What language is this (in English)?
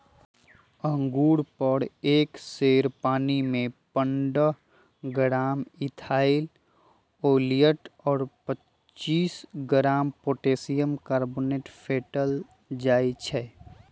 Magahi